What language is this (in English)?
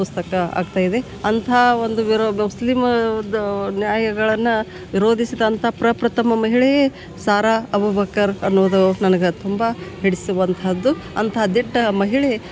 Kannada